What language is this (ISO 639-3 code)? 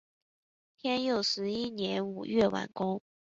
zho